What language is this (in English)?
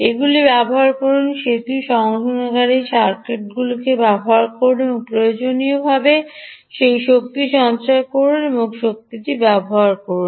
Bangla